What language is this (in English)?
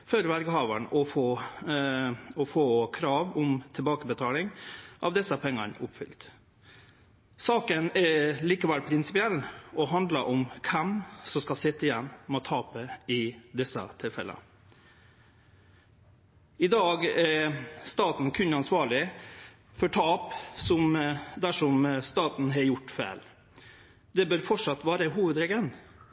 Norwegian Nynorsk